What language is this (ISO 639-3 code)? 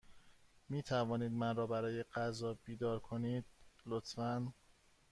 fas